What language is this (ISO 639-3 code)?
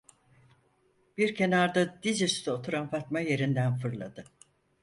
tur